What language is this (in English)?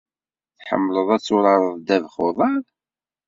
Kabyle